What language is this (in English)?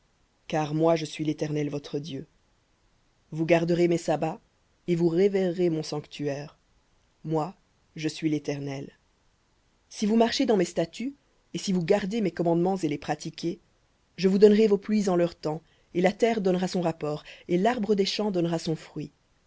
French